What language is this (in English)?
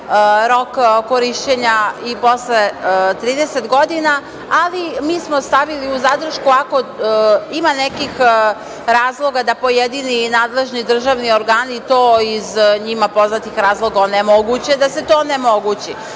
Serbian